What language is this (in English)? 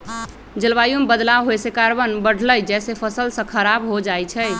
Magahi